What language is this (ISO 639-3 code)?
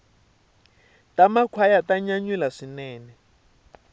tso